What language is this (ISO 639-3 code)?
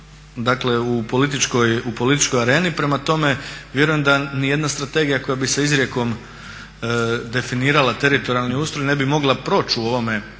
hrv